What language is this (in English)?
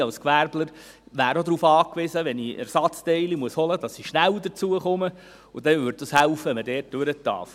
Swiss German